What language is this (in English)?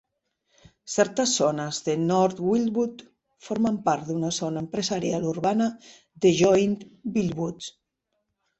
Catalan